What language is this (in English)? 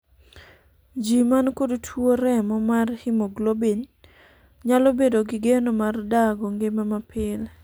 Luo (Kenya and Tanzania)